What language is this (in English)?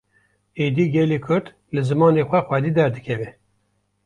Kurdish